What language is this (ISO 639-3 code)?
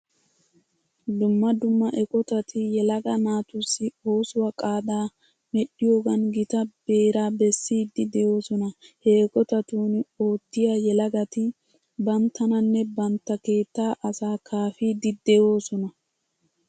wal